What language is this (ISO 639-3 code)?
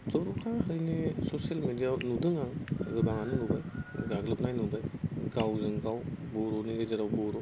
brx